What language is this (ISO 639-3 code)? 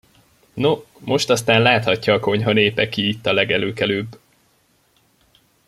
hun